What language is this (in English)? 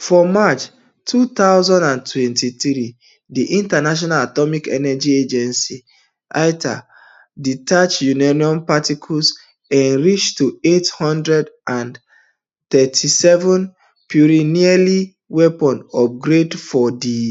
Nigerian Pidgin